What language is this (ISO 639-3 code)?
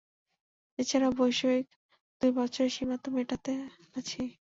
ben